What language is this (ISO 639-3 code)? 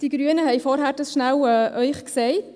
gsw